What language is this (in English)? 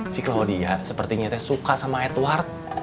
Indonesian